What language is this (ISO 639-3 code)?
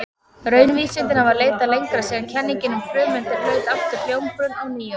isl